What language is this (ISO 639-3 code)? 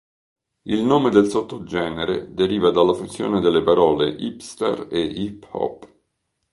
ita